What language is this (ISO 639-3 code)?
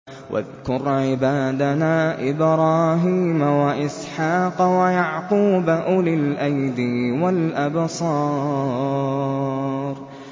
ara